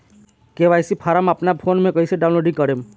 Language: Bhojpuri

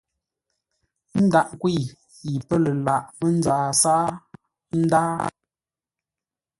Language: Ngombale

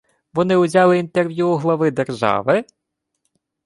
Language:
Ukrainian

